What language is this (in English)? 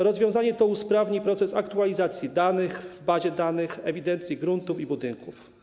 Polish